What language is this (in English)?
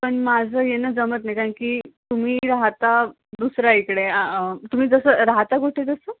Marathi